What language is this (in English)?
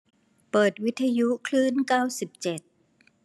Thai